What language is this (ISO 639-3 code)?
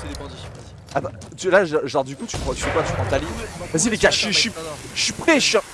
fra